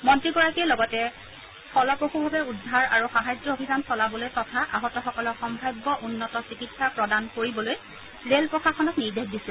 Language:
Assamese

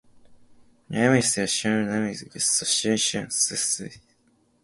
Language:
Japanese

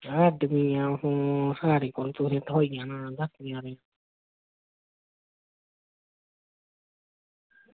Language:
Dogri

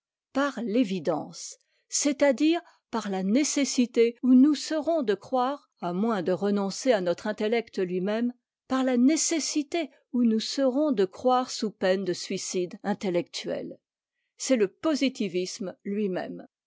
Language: French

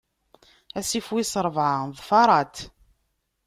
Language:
Kabyle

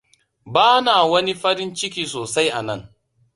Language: Hausa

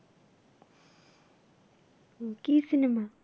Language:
Bangla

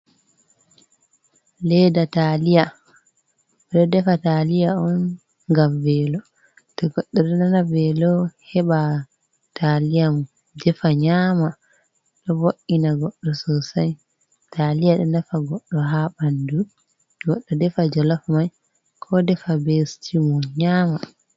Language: Fula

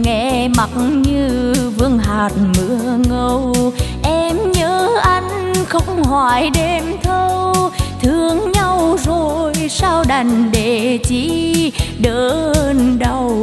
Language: Vietnamese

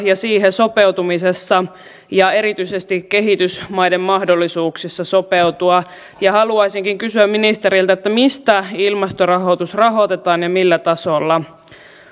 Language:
Finnish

